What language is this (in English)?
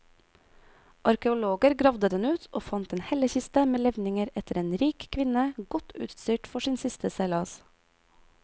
Norwegian